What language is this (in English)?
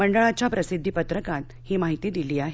Marathi